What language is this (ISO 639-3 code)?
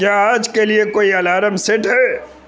urd